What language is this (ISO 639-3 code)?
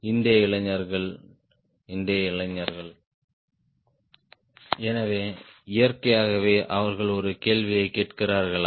tam